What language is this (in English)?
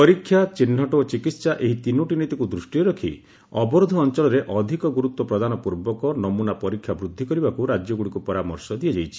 Odia